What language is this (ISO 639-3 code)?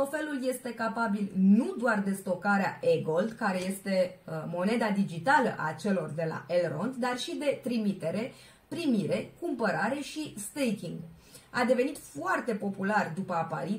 ron